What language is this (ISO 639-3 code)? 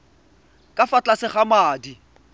tsn